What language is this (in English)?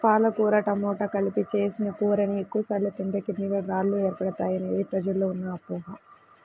Telugu